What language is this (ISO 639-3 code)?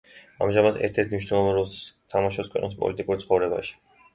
kat